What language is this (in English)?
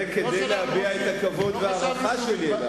Hebrew